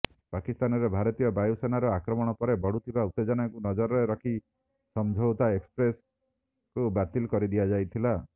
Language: Odia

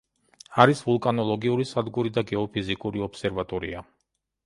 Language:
Georgian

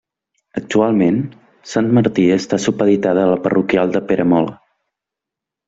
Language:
Catalan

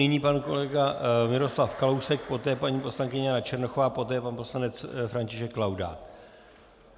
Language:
Czech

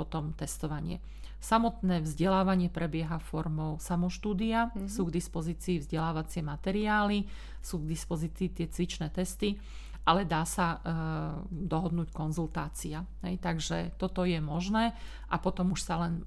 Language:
Slovak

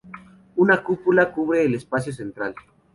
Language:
Spanish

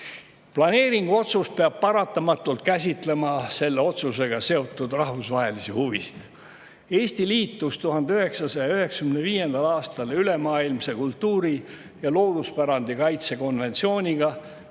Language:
Estonian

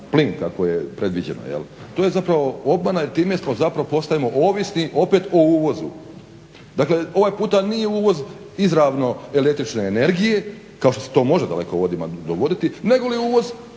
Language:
Croatian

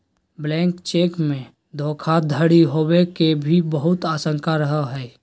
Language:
Magahi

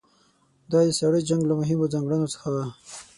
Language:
Pashto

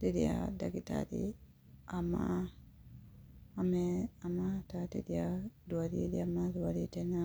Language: Kikuyu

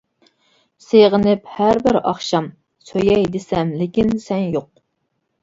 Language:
Uyghur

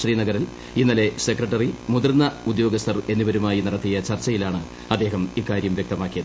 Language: Malayalam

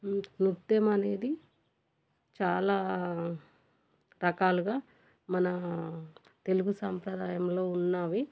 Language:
Telugu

